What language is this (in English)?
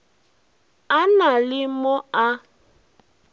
Northern Sotho